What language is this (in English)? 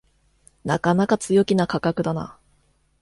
Japanese